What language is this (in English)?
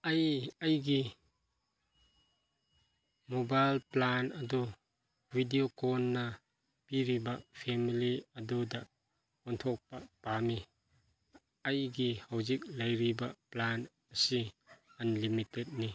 Manipuri